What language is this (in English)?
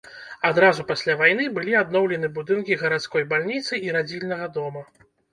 Belarusian